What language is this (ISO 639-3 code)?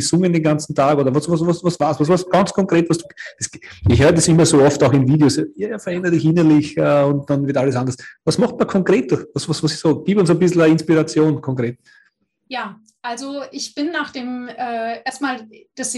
deu